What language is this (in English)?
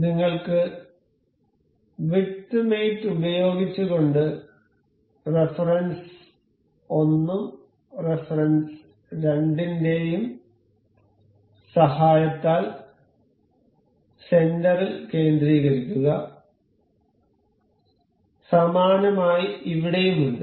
Malayalam